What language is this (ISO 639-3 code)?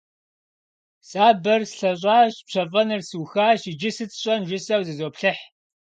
kbd